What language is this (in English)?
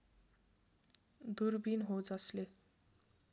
Nepali